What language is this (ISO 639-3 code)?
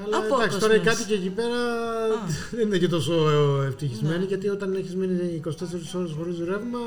ell